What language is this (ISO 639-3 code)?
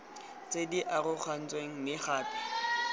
tsn